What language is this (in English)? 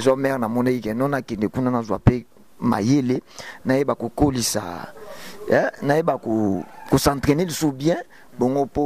French